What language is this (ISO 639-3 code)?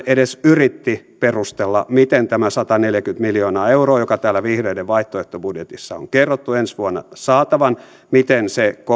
fin